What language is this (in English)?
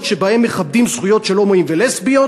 Hebrew